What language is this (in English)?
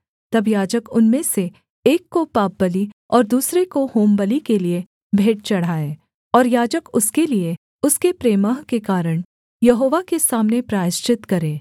Hindi